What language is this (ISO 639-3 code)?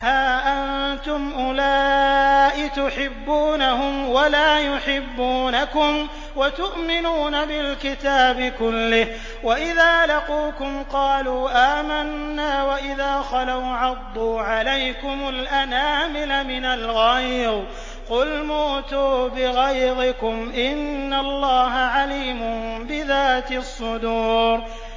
ara